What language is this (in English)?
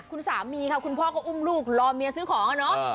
Thai